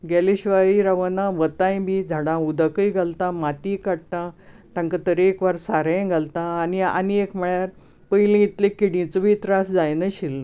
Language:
Konkani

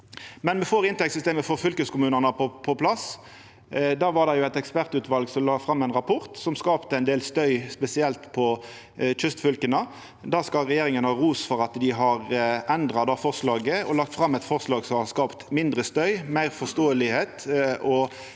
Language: Norwegian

